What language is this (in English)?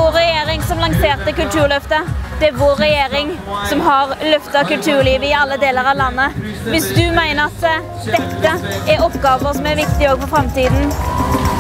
Norwegian